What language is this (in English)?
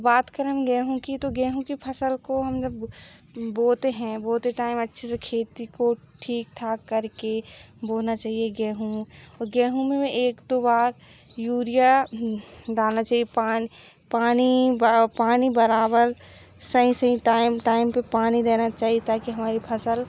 Hindi